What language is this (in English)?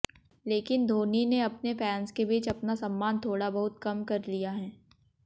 Hindi